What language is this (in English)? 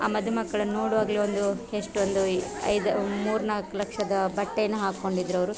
Kannada